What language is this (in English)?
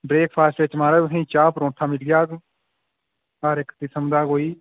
Dogri